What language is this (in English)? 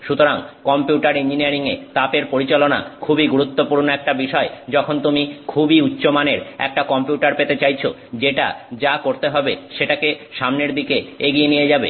Bangla